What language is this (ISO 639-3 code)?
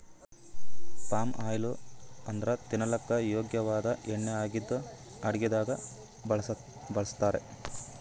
kan